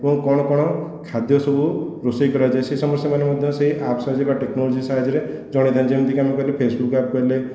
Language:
Odia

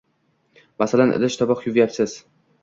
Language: Uzbek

